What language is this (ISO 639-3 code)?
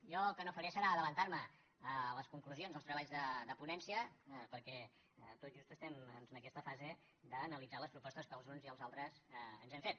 cat